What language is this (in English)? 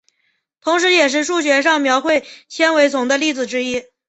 Chinese